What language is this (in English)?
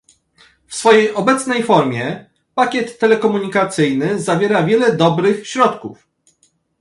Polish